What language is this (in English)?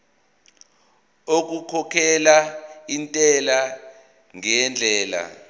Zulu